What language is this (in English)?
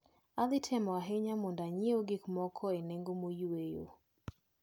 Luo (Kenya and Tanzania)